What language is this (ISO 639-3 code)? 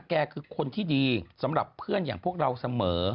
tha